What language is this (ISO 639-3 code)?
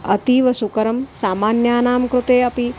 san